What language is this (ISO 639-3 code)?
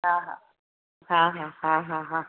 snd